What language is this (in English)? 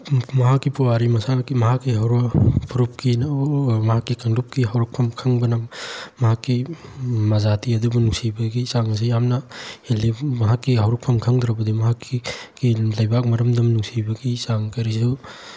Manipuri